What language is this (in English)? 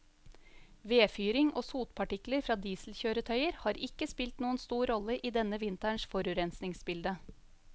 Norwegian